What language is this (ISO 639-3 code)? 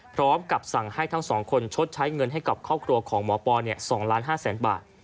tha